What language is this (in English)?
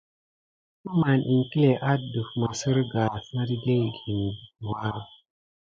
Gidar